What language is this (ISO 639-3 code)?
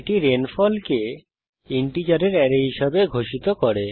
ben